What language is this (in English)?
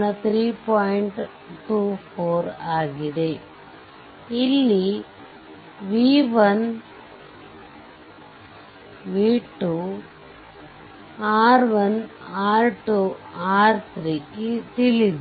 Kannada